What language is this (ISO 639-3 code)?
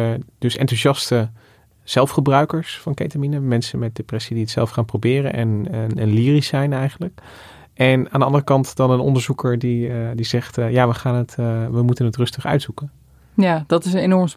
nld